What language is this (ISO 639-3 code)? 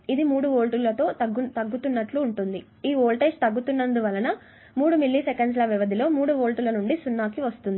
tel